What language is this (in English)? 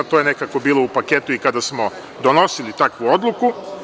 Serbian